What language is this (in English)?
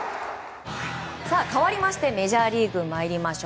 Japanese